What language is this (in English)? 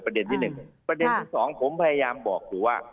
Thai